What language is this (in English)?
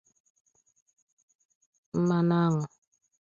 Igbo